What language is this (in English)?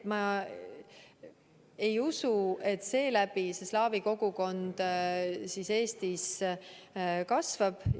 Estonian